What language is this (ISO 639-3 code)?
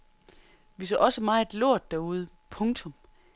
dan